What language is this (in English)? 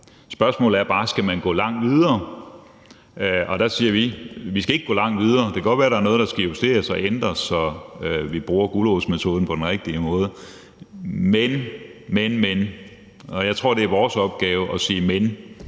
Danish